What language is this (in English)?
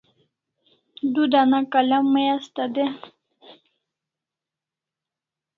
Kalasha